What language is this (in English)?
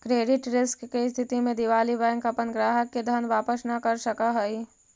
Magahi